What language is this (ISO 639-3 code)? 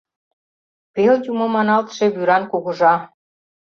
chm